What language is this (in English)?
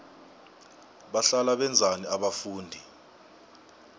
South Ndebele